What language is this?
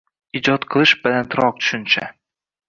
Uzbek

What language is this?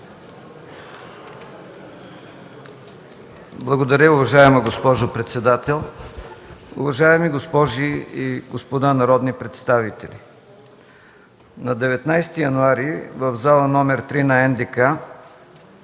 Bulgarian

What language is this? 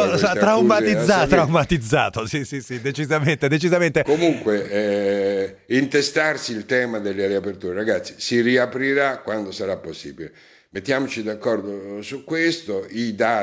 Italian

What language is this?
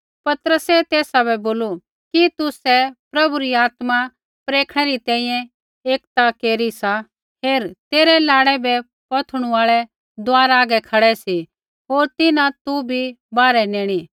Kullu Pahari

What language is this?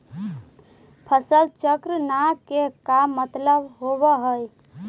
Magahi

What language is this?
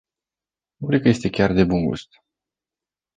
Romanian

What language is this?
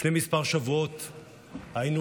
Hebrew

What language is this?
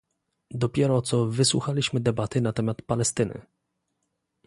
Polish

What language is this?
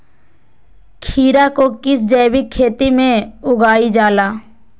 Magahi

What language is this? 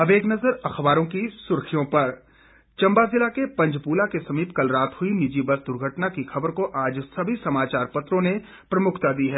Hindi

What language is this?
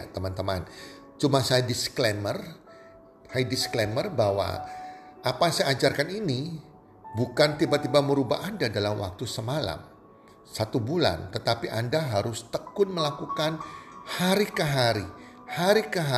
Indonesian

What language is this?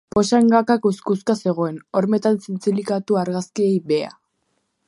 Basque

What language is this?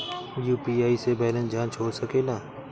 Bhojpuri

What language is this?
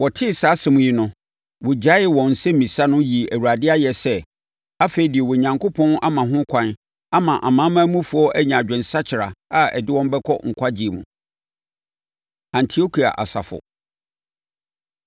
Akan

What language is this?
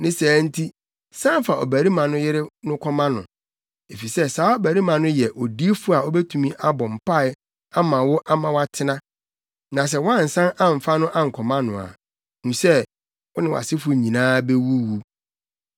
Akan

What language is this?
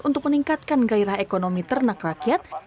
Indonesian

